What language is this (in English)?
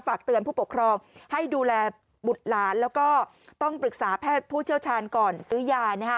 Thai